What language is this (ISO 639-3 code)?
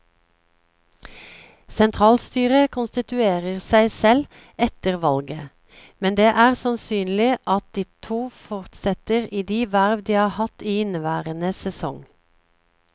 nor